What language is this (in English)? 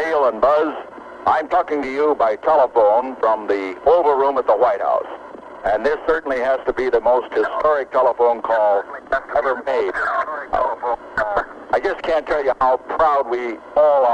French